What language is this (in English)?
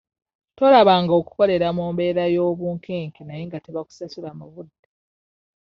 Ganda